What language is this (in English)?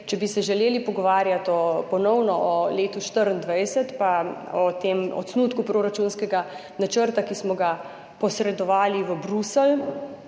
Slovenian